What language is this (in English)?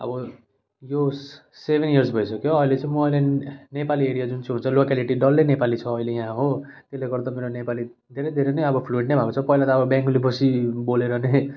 Nepali